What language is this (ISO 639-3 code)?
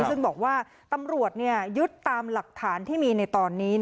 tha